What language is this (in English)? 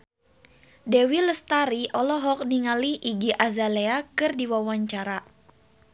Sundanese